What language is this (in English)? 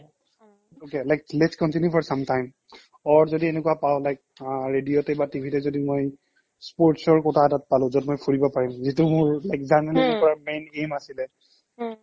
Assamese